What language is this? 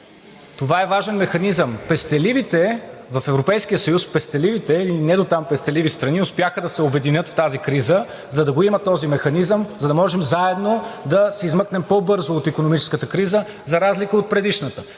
Bulgarian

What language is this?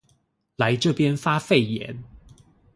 Chinese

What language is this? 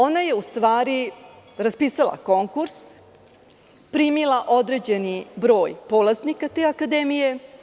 Serbian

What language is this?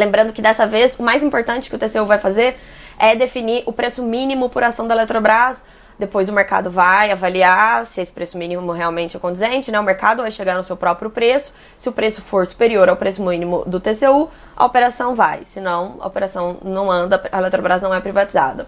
Portuguese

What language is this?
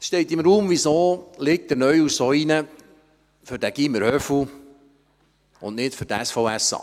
Swiss German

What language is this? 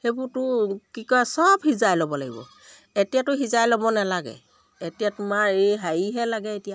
Assamese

